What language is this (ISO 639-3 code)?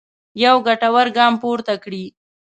pus